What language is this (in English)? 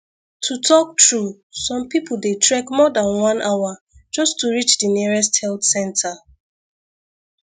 Nigerian Pidgin